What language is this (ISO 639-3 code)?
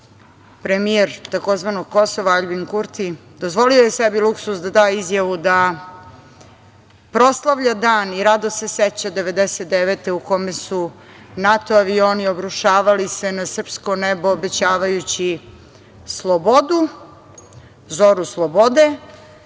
srp